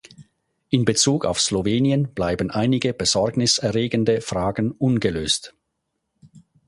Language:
German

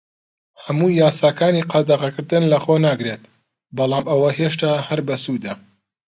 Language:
Central Kurdish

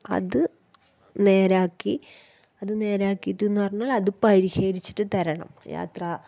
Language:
Malayalam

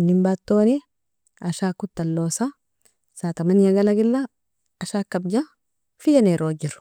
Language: Nobiin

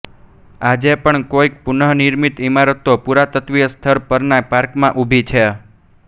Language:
Gujarati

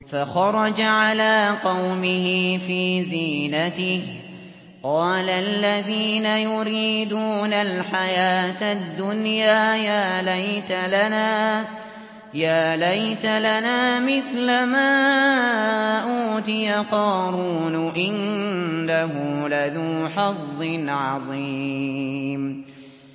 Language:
Arabic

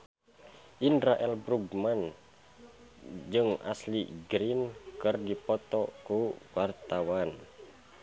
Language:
Sundanese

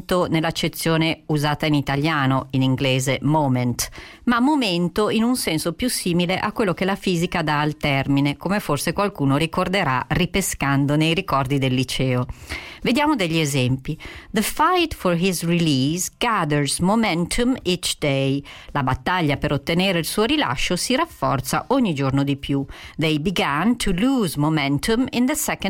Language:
Italian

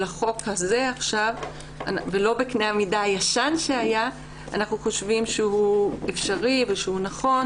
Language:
Hebrew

